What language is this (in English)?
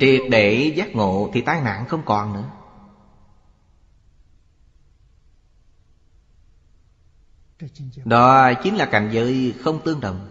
Vietnamese